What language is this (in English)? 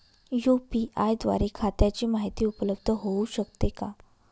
Marathi